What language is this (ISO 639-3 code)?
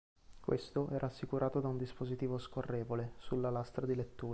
ita